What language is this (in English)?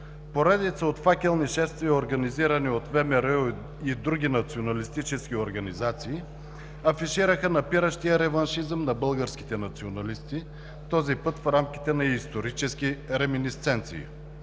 Bulgarian